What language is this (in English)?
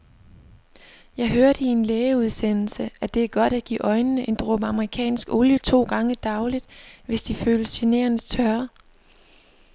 Danish